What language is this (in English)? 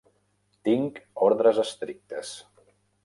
Catalan